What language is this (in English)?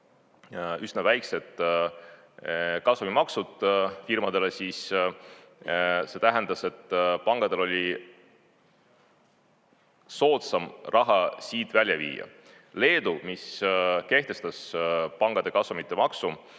Estonian